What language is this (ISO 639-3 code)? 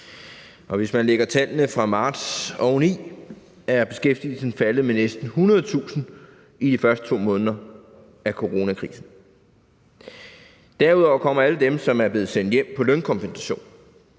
dan